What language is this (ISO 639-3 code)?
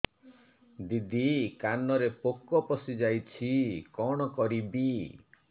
ori